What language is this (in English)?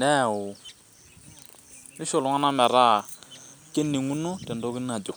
Masai